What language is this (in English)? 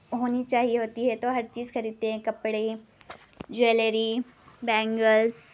Urdu